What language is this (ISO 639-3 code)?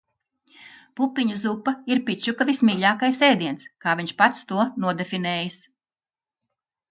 lav